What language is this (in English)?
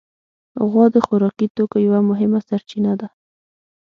Pashto